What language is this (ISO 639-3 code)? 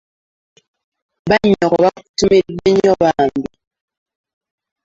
lug